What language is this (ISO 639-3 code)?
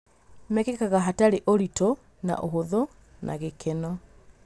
kik